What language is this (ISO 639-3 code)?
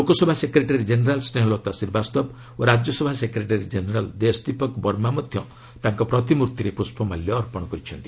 ori